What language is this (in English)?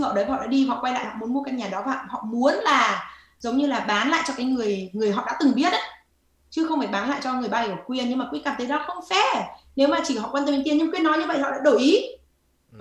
Vietnamese